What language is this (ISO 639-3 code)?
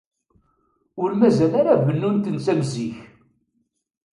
kab